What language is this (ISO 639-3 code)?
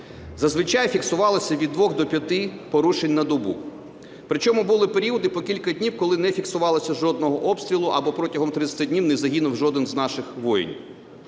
ukr